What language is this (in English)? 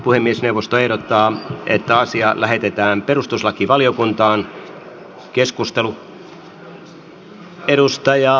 Finnish